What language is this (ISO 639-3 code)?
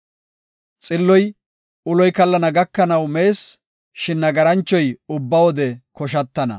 gof